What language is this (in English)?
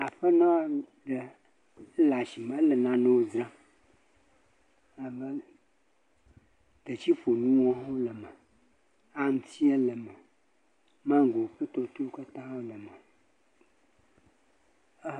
Ewe